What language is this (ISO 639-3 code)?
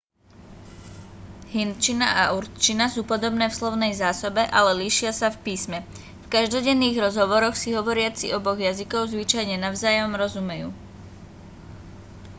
slk